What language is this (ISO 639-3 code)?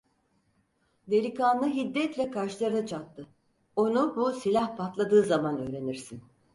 tur